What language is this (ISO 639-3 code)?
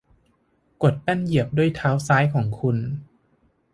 tha